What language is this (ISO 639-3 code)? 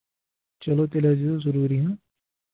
kas